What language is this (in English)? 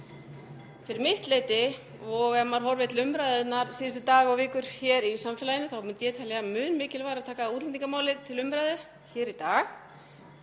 Icelandic